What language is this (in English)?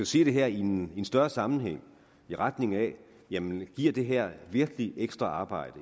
Danish